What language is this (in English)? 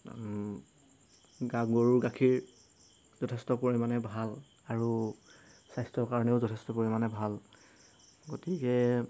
Assamese